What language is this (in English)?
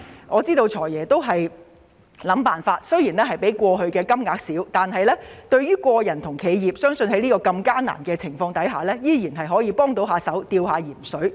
Cantonese